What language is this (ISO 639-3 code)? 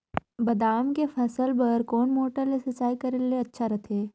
hne